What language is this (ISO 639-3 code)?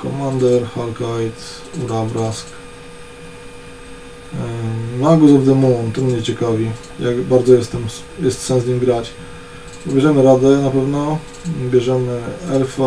pol